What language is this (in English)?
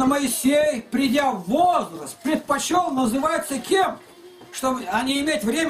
Russian